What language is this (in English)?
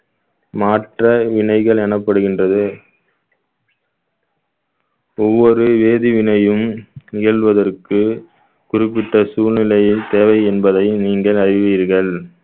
Tamil